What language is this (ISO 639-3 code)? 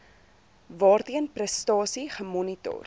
afr